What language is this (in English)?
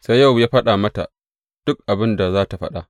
Hausa